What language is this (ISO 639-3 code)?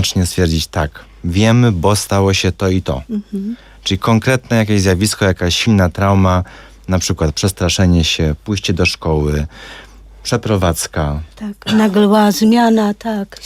pol